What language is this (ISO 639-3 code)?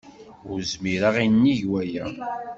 kab